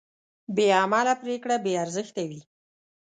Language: Pashto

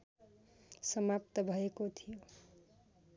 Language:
Nepali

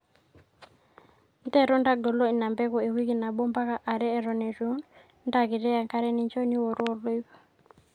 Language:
Masai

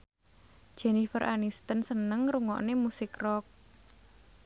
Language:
Javanese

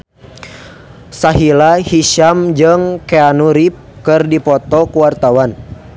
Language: Sundanese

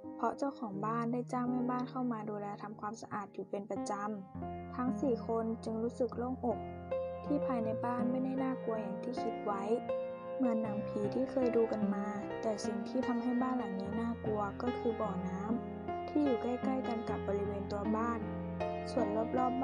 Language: Thai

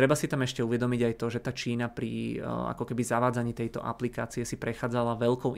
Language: Czech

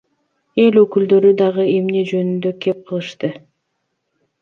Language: Kyrgyz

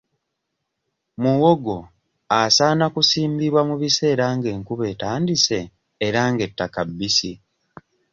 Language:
Ganda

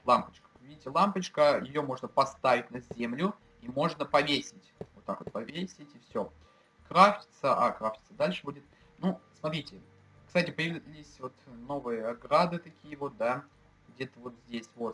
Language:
Russian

